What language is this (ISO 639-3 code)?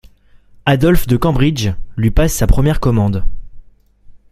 fra